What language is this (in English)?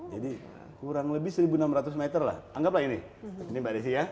Indonesian